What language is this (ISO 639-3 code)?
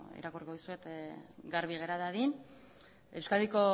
eus